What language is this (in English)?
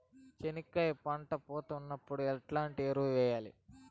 Telugu